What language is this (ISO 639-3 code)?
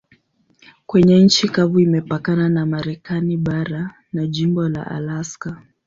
swa